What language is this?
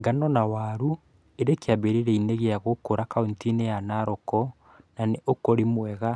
Kikuyu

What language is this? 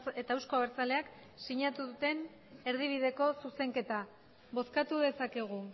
Basque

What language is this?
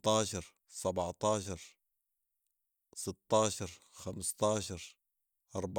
Sudanese Arabic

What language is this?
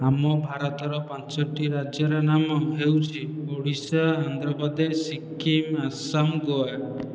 Odia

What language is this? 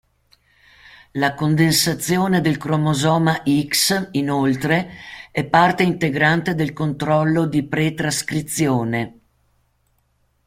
Italian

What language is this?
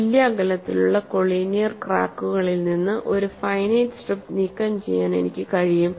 Malayalam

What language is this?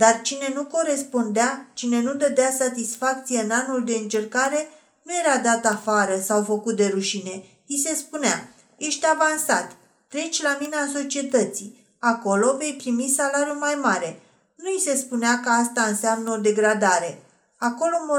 Romanian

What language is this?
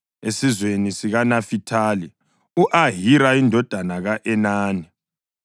North Ndebele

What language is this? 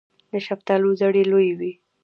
Pashto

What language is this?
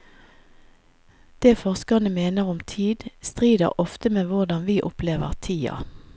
Norwegian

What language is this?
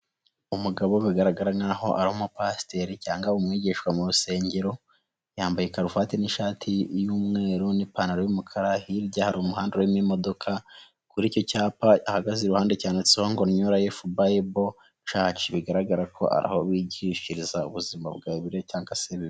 Kinyarwanda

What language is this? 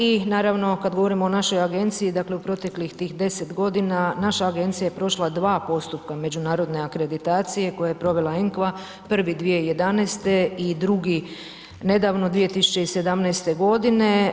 Croatian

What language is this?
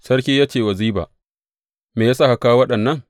Hausa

